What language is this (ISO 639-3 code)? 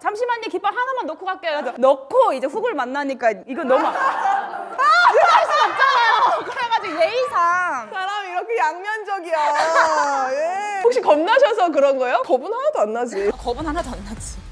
kor